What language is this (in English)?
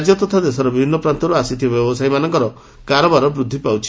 Odia